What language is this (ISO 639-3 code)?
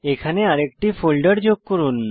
ben